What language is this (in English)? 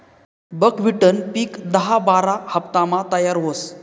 Marathi